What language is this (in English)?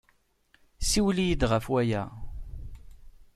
Kabyle